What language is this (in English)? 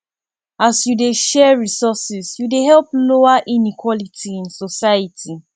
Nigerian Pidgin